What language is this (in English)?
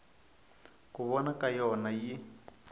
Tsonga